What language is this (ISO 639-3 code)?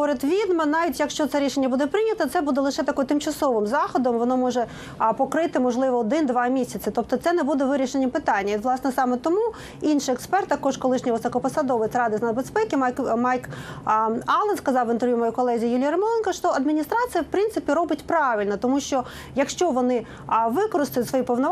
ukr